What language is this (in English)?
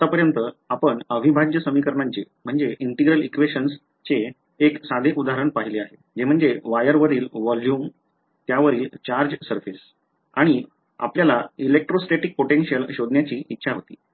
Marathi